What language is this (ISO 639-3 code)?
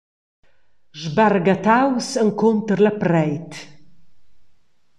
roh